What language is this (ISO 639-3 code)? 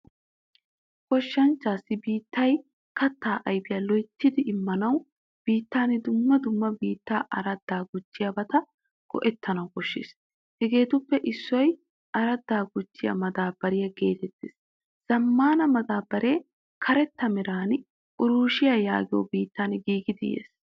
wal